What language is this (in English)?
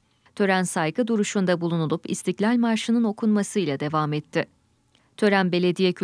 Turkish